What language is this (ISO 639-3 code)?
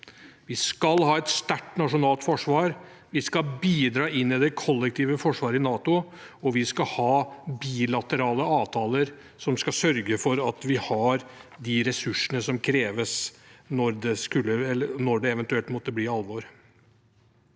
nor